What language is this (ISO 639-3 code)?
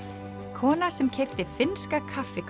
isl